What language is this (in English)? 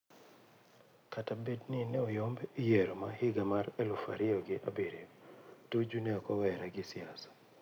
Luo (Kenya and Tanzania)